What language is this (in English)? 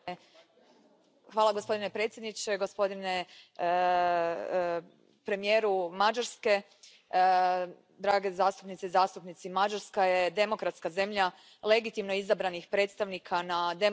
Croatian